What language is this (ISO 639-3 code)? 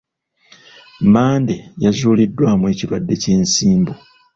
lug